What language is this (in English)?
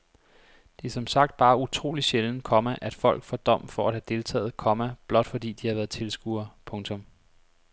Danish